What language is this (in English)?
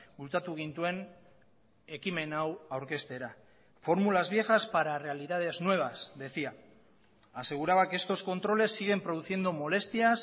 Spanish